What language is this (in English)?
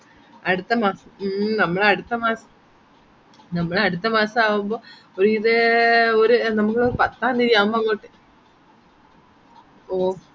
Malayalam